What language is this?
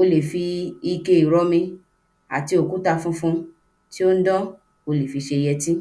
Yoruba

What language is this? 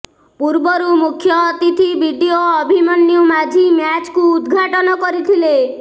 Odia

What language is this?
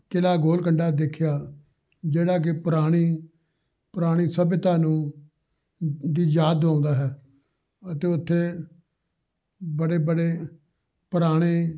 Punjabi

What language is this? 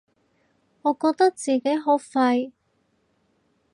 Cantonese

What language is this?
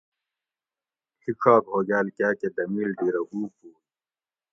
Gawri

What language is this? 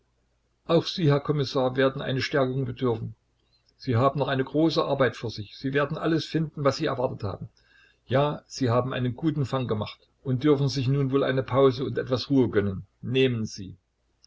German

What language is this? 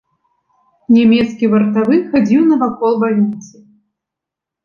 Belarusian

